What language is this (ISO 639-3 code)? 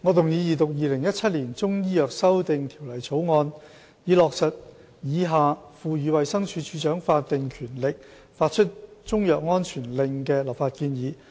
yue